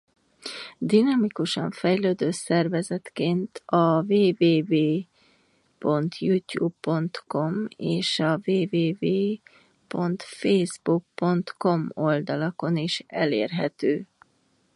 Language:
Hungarian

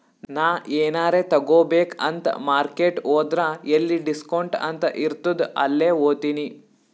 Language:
Kannada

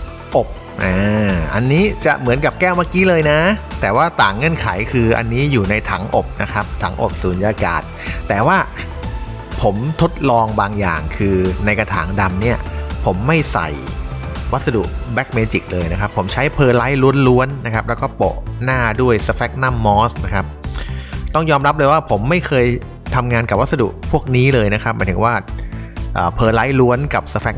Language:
Thai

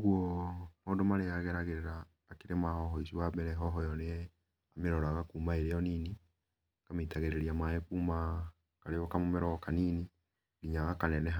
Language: Kikuyu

